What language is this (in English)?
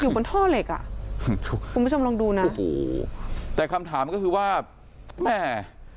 Thai